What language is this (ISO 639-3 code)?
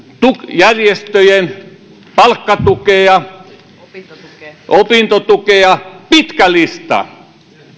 fin